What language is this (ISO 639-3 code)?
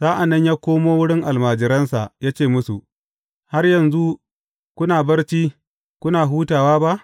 hau